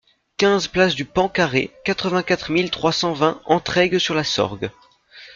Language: French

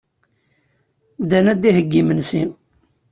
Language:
Kabyle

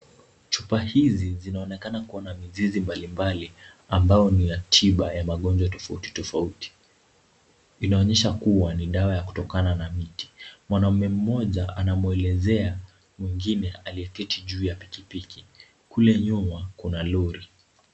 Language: Swahili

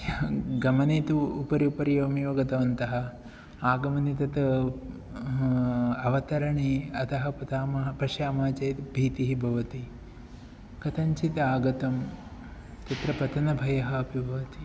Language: Sanskrit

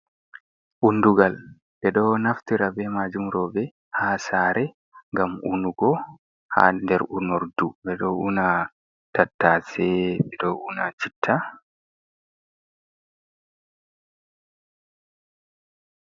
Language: Fula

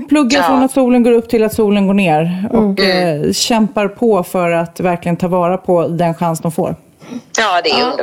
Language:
Swedish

